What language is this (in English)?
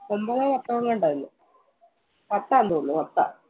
Malayalam